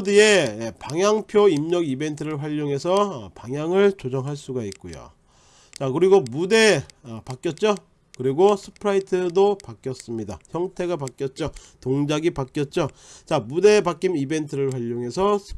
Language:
Korean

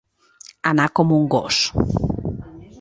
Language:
Catalan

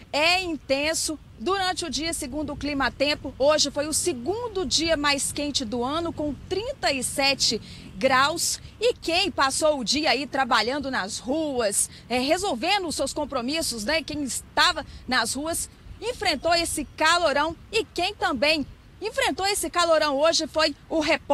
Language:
Portuguese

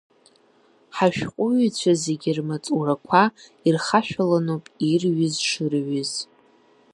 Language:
Abkhazian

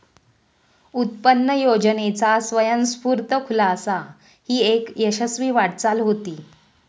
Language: Marathi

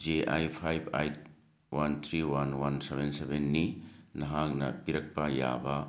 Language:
Manipuri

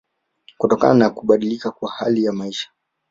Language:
Swahili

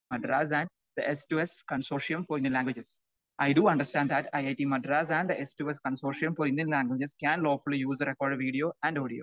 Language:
Malayalam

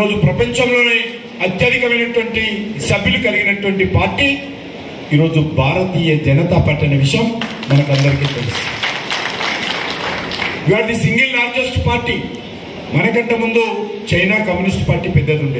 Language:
Telugu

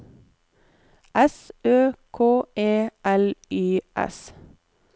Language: Norwegian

